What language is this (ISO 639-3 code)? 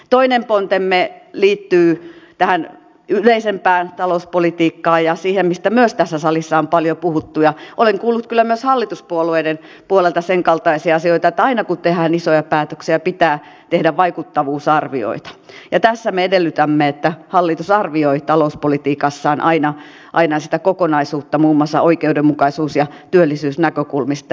fin